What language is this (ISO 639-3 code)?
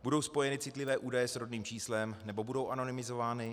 ces